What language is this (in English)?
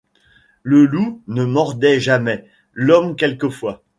French